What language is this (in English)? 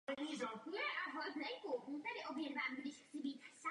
Czech